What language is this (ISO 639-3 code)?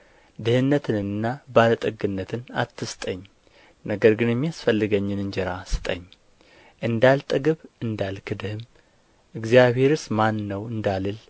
amh